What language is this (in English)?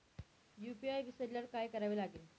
Marathi